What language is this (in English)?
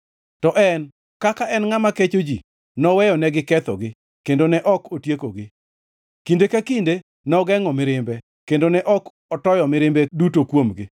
Luo (Kenya and Tanzania)